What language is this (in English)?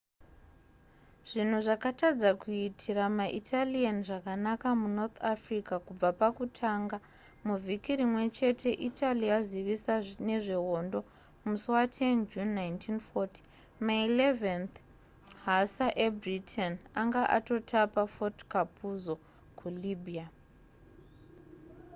Shona